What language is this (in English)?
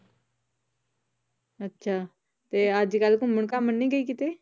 Punjabi